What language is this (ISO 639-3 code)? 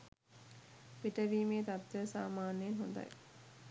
sin